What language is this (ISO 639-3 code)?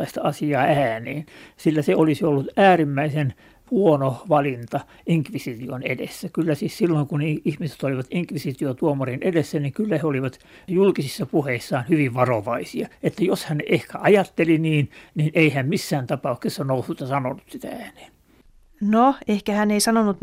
fin